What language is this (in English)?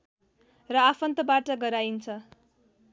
Nepali